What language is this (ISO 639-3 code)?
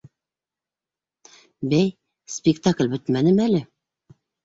bak